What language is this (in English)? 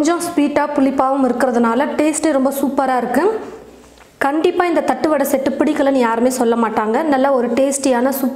Tamil